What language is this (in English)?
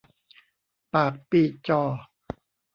Thai